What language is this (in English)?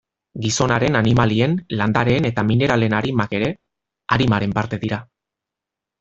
Basque